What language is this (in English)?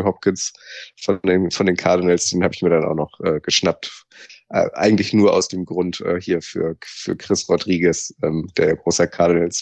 German